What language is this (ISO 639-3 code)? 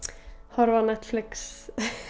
isl